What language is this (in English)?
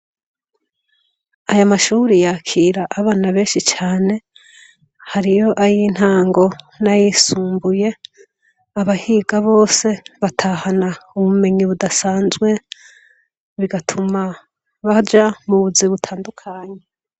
Rundi